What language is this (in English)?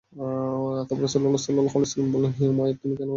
Bangla